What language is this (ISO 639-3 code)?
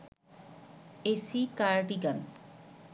ben